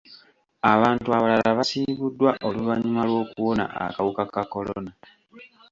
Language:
Ganda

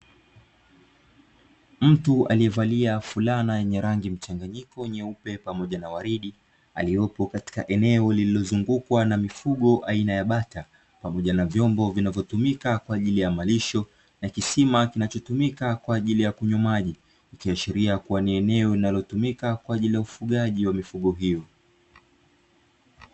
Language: Swahili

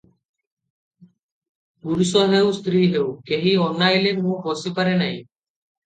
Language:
Odia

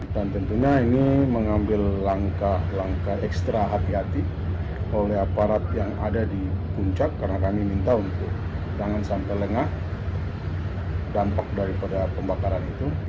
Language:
Indonesian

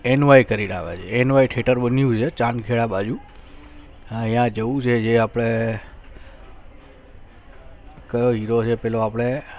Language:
Gujarati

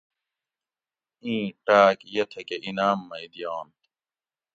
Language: Gawri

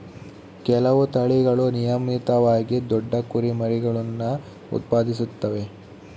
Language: Kannada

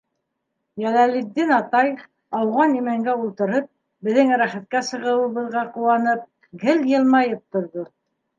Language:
Bashkir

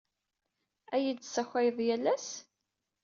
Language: Kabyle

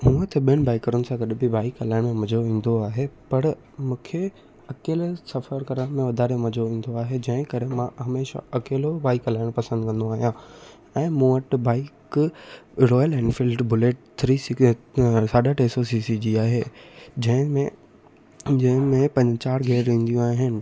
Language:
Sindhi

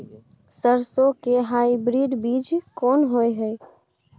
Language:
Maithili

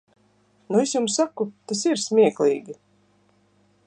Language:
Latvian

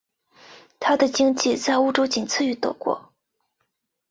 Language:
Chinese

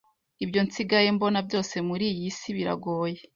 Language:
Kinyarwanda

